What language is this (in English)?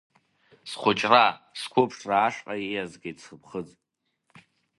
Abkhazian